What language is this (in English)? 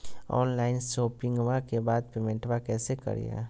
Magahi